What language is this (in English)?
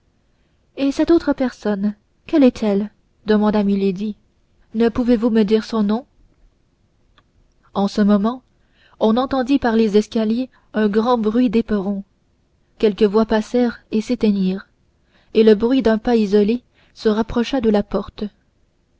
French